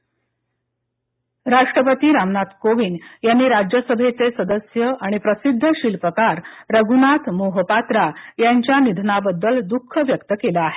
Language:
Marathi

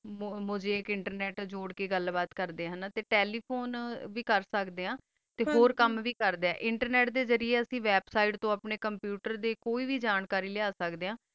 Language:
Punjabi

